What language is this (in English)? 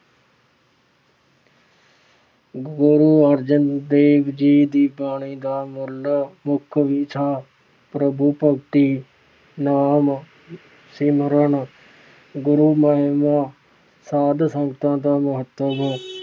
Punjabi